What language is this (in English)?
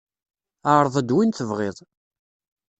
Kabyle